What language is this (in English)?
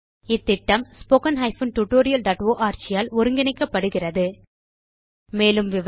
Tamil